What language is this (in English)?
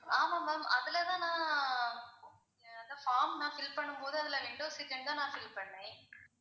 Tamil